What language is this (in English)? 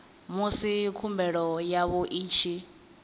Venda